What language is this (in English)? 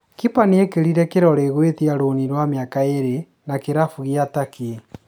Kikuyu